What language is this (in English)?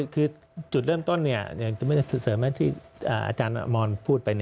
Thai